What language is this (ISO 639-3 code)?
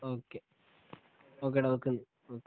mal